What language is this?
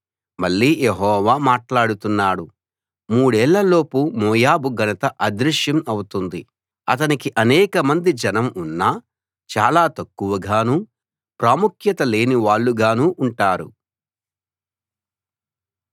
Telugu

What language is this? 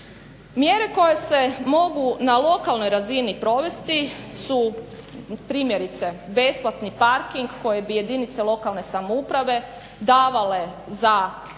Croatian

